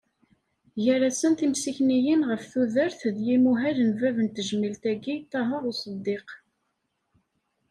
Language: Kabyle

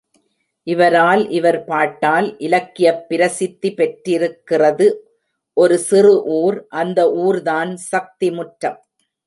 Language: Tamil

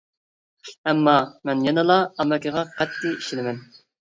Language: Uyghur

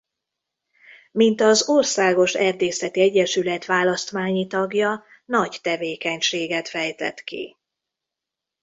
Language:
Hungarian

